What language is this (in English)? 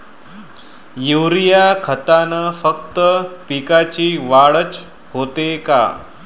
Marathi